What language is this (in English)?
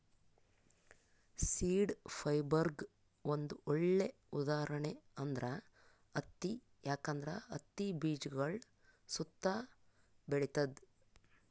Kannada